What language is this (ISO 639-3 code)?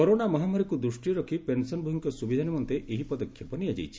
ori